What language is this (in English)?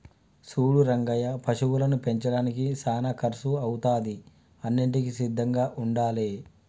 Telugu